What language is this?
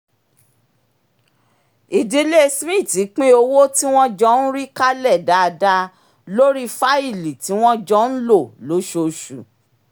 Yoruba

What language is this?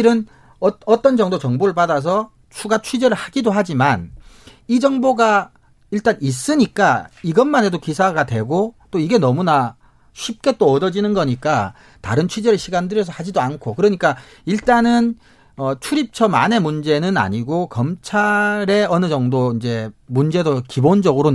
Korean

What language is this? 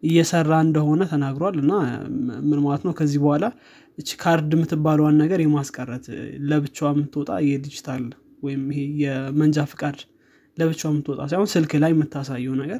Amharic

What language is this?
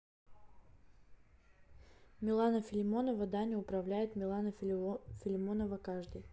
Russian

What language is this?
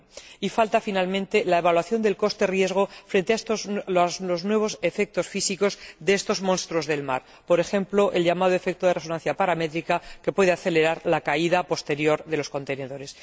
Spanish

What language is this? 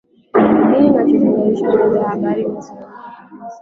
Swahili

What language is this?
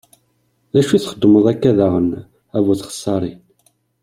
Kabyle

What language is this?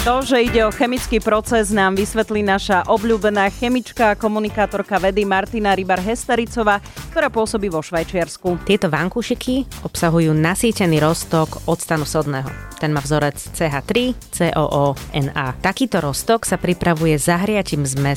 Slovak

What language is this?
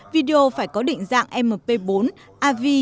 Vietnamese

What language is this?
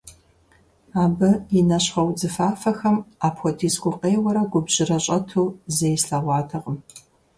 Kabardian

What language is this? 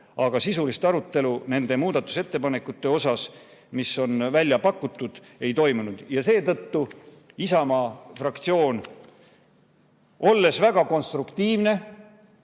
Estonian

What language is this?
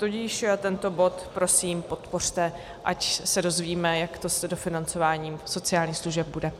Czech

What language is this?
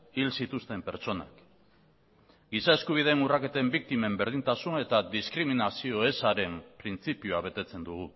Basque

